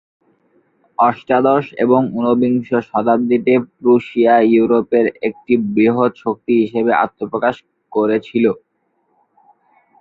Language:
Bangla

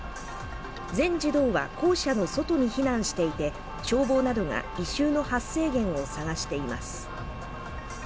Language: Japanese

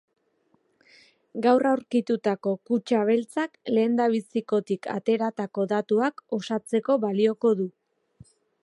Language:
Basque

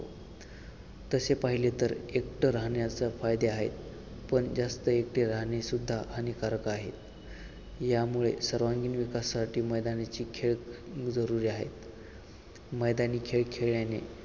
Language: Marathi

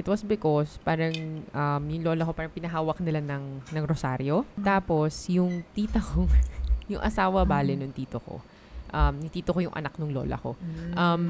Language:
Filipino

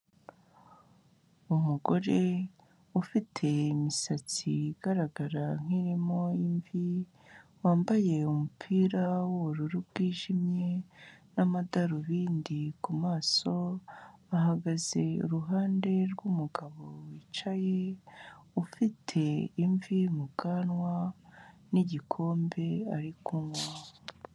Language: Kinyarwanda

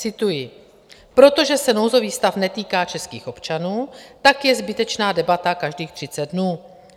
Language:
Czech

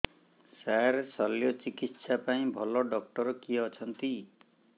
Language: Odia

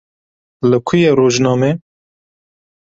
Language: Kurdish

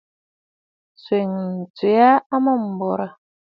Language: Bafut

